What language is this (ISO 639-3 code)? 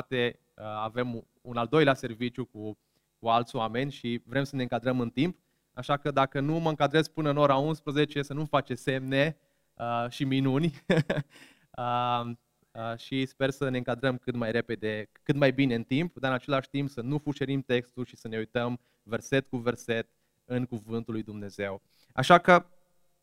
ron